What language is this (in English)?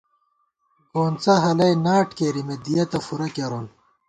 Gawar-Bati